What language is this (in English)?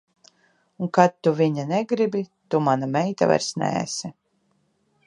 Latvian